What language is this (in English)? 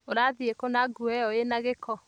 Kikuyu